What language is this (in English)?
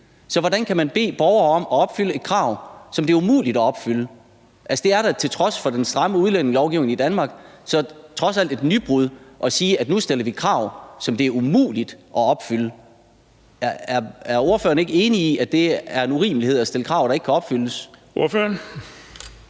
Danish